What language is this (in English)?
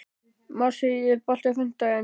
Icelandic